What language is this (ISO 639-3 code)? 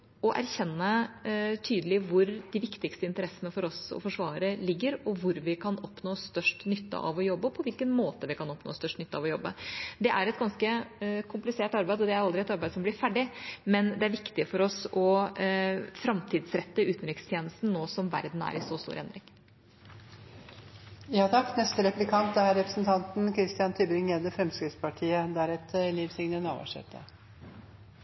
nob